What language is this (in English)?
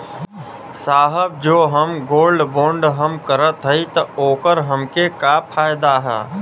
Bhojpuri